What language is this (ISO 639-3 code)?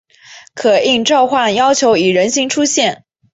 zho